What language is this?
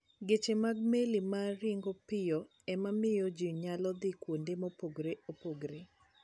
Luo (Kenya and Tanzania)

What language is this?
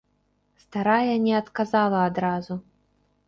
Belarusian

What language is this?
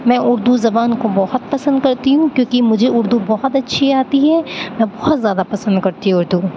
Urdu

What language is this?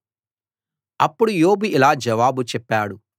Telugu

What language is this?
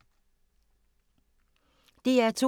Danish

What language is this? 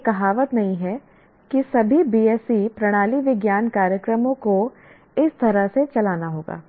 Hindi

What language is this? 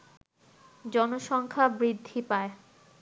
Bangla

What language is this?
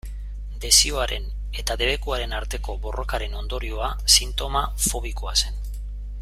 Basque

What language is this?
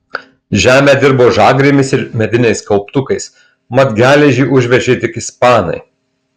Lithuanian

